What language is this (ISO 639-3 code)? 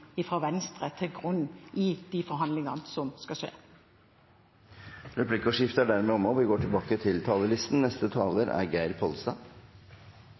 nor